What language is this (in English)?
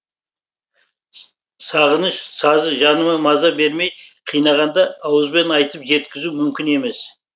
Kazakh